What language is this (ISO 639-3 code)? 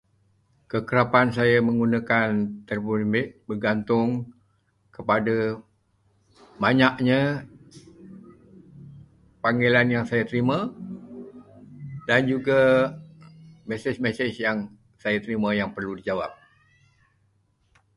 msa